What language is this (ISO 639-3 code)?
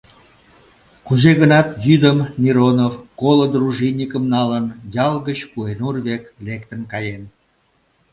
chm